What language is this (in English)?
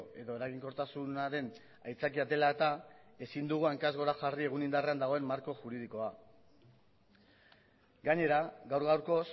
Basque